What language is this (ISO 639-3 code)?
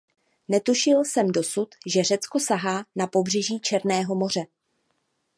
ces